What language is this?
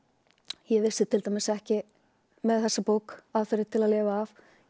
Icelandic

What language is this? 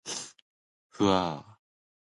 Japanese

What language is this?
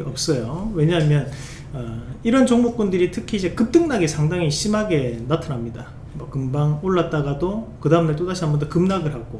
Korean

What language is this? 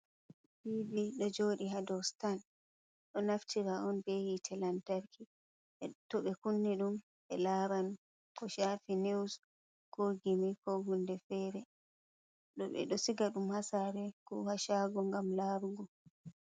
Fula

